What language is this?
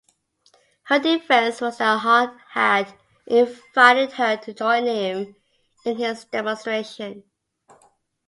English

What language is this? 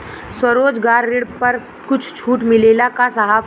Bhojpuri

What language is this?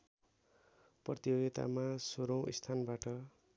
Nepali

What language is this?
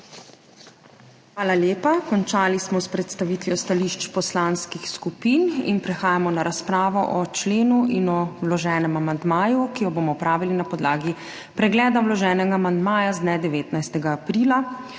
Slovenian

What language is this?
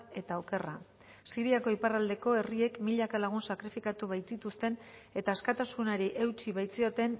Basque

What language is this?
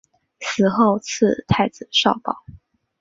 Chinese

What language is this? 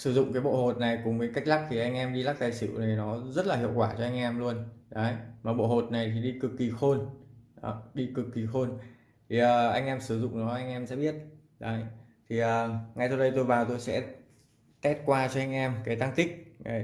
Vietnamese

